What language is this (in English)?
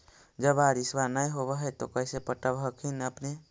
Magahi